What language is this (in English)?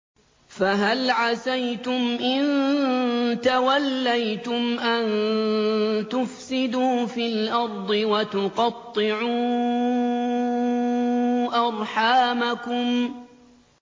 Arabic